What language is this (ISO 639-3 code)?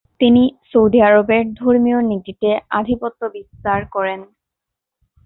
ben